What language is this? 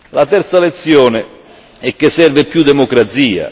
Italian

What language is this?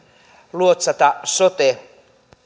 Finnish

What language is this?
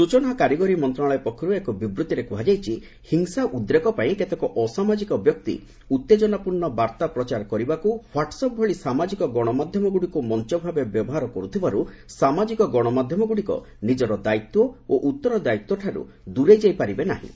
Odia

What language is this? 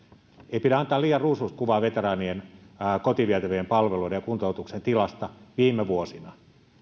Finnish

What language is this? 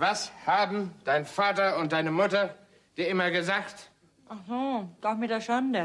German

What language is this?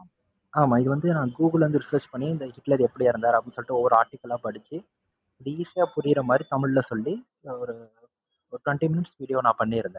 Tamil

